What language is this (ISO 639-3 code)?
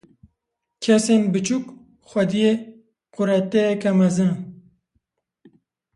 kur